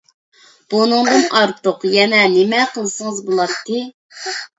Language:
Uyghur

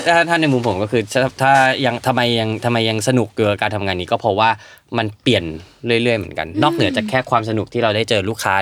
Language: Thai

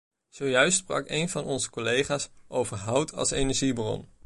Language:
Dutch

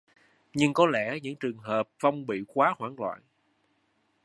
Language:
Vietnamese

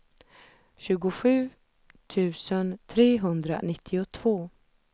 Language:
Swedish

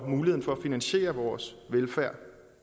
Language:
Danish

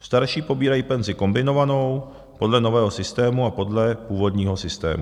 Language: Czech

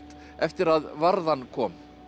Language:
Icelandic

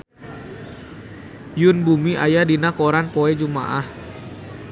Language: Sundanese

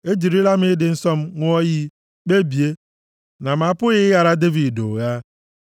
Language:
Igbo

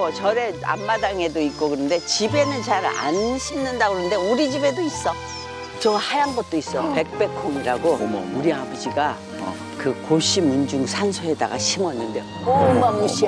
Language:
Korean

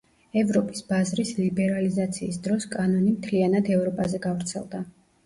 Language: Georgian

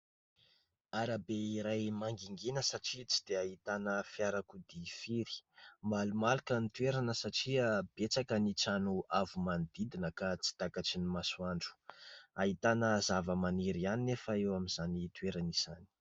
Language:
Malagasy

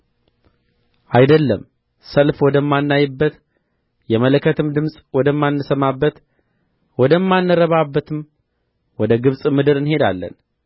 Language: Amharic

